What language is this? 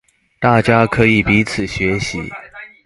Chinese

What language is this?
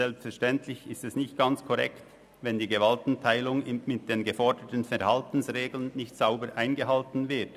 Swiss German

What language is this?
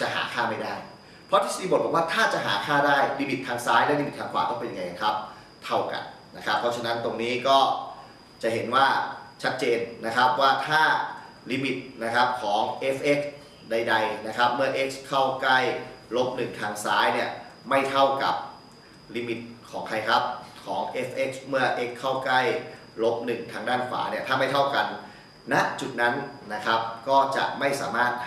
Thai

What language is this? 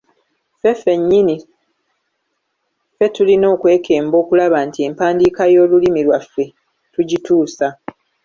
Ganda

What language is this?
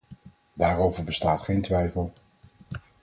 Dutch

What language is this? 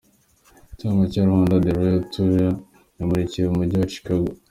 Kinyarwanda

